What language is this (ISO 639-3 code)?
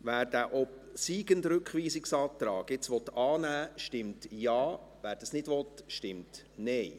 gsw